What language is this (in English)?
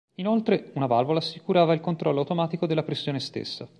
Italian